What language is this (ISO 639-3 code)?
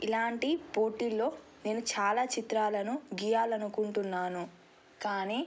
tel